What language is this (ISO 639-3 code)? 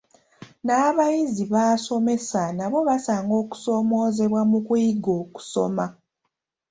lug